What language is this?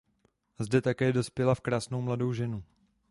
Czech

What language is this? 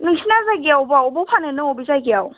Bodo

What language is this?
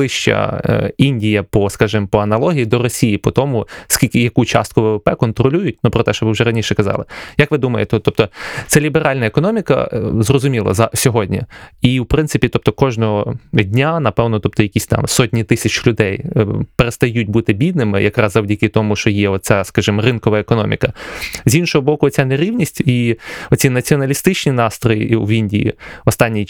Ukrainian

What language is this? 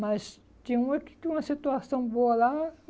Portuguese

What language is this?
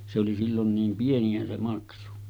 Finnish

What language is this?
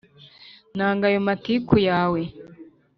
Kinyarwanda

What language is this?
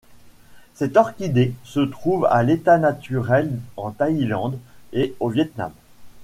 French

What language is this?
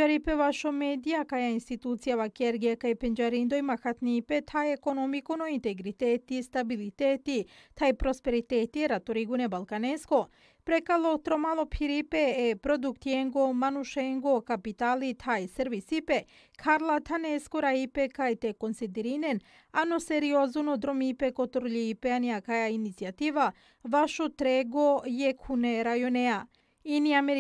Romanian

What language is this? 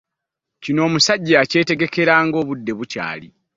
Ganda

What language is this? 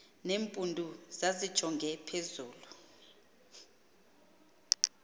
Xhosa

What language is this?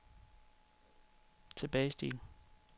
Danish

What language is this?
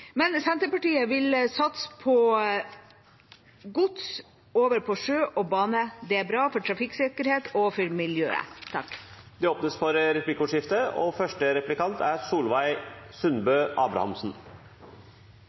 Norwegian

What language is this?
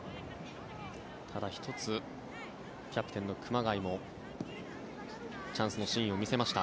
Japanese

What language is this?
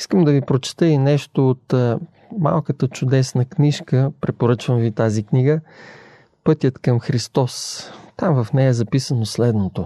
Bulgarian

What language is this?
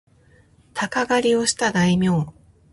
Japanese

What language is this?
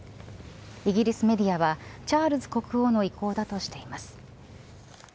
Japanese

